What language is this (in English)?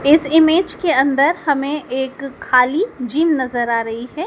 Hindi